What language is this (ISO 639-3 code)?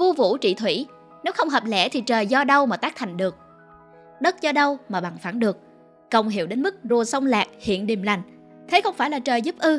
vie